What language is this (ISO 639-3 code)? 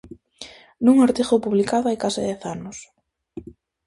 glg